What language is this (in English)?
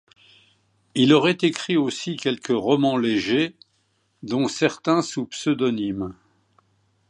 French